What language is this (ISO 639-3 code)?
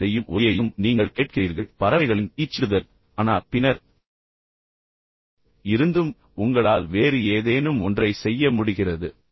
tam